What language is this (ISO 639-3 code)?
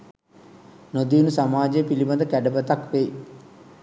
sin